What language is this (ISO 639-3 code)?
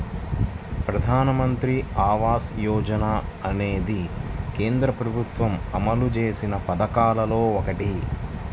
tel